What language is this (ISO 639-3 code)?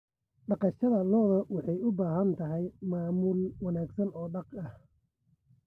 som